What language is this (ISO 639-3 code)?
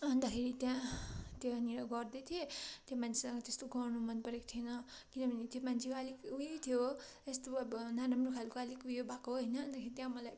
nep